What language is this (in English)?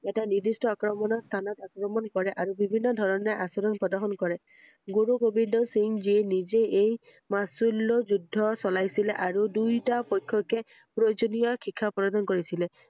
Assamese